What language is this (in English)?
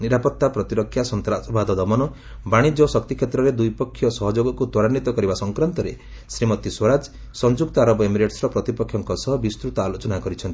Odia